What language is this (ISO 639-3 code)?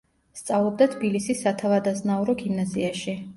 kat